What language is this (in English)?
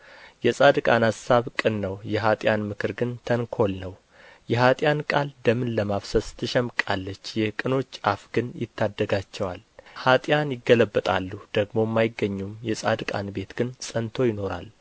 Amharic